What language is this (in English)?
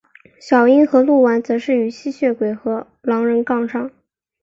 Chinese